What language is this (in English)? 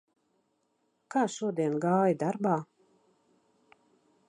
Latvian